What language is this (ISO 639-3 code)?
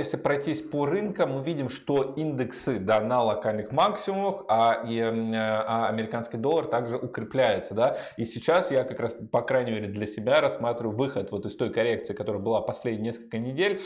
rus